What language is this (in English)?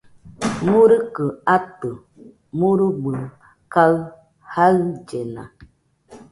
Nüpode Huitoto